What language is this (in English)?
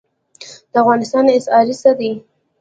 Pashto